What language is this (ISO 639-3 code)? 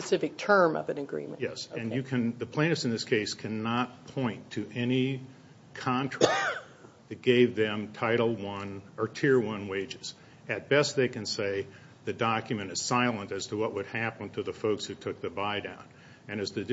eng